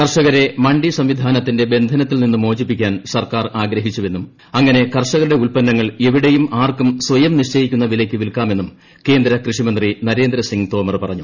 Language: Malayalam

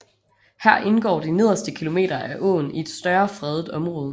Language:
Danish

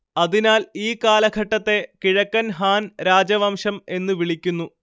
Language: Malayalam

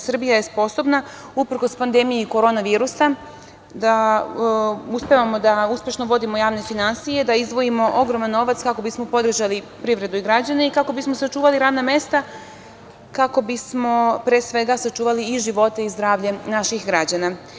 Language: Serbian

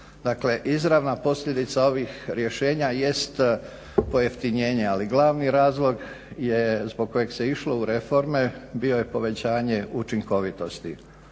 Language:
Croatian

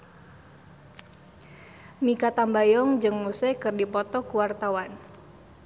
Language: Sundanese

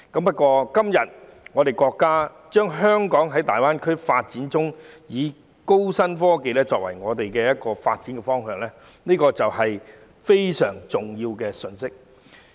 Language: Cantonese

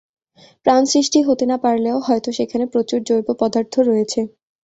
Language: Bangla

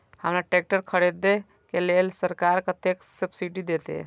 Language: Maithili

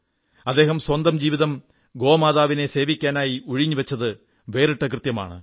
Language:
Malayalam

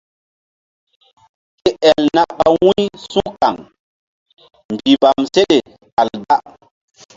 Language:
Mbum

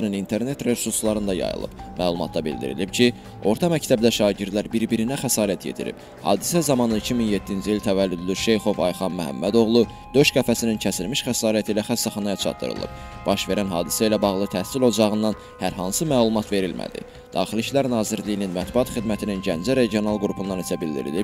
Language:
Turkish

